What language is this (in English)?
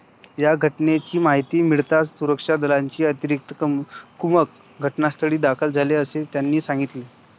Marathi